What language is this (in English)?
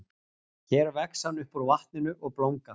Icelandic